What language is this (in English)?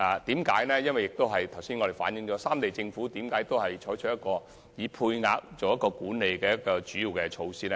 Cantonese